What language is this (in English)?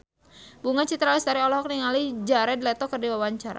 Sundanese